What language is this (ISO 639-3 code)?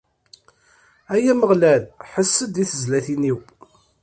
kab